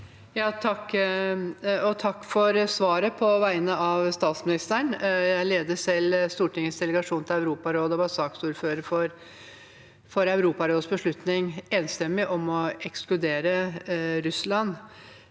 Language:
Norwegian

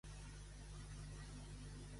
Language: Catalan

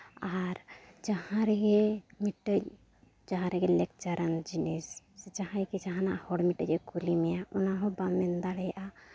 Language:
Santali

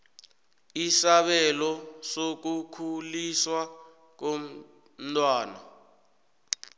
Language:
South Ndebele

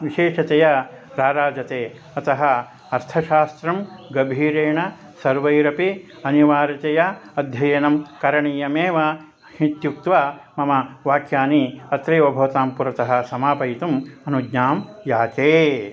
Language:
Sanskrit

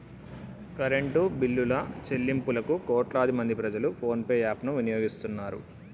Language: Telugu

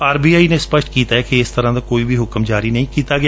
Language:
Punjabi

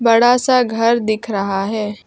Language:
Hindi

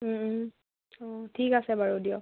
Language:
Assamese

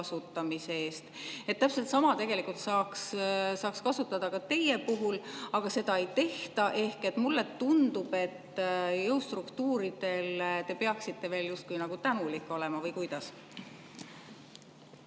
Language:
Estonian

